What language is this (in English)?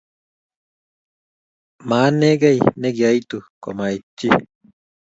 Kalenjin